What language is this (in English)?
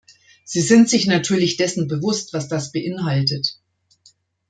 German